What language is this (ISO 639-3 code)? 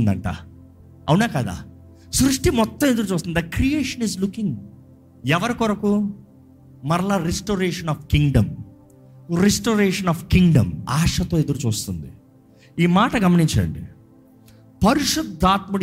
tel